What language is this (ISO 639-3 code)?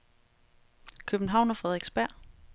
dan